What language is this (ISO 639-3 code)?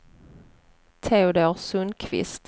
swe